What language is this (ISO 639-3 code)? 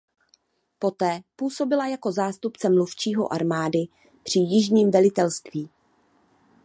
ces